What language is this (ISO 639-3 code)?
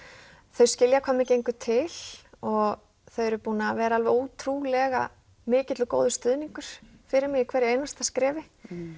isl